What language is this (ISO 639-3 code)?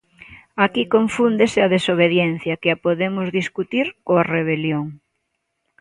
glg